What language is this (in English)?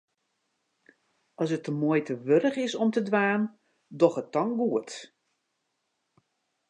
Western Frisian